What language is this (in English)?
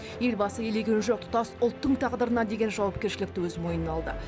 Kazakh